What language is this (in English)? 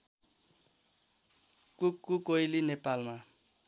Nepali